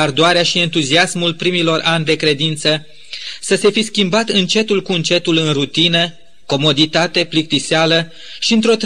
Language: Romanian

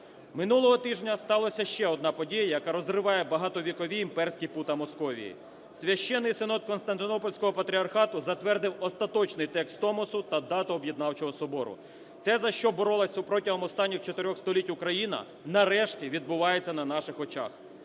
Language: Ukrainian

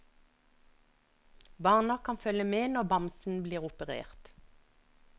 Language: Norwegian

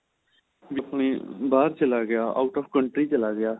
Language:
Punjabi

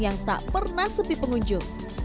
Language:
Indonesian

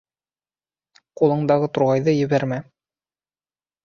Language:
Bashkir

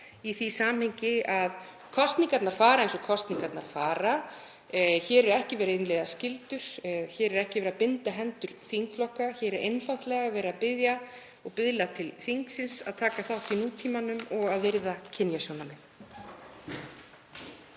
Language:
Icelandic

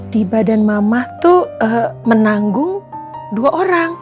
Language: Indonesian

